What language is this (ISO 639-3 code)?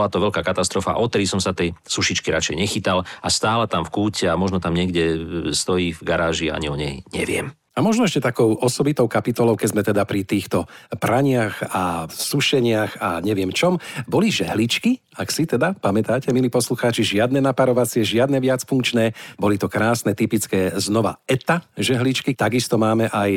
slk